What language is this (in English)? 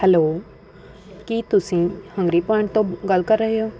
Punjabi